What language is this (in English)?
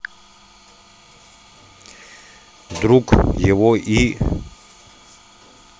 Russian